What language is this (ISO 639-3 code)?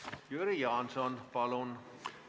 est